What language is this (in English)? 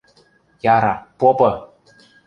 Western Mari